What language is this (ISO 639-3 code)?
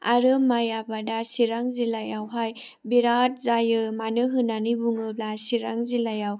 brx